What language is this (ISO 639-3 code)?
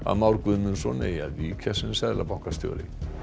isl